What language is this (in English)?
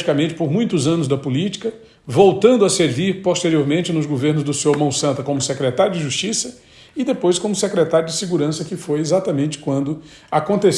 Portuguese